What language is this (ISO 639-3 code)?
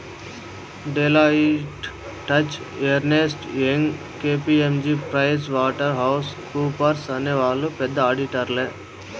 tel